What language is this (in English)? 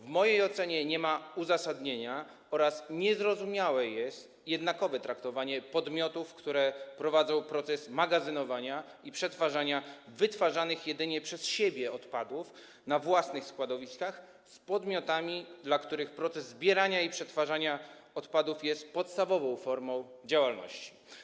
Polish